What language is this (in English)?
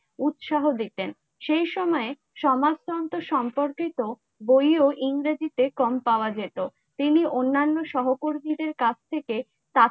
Bangla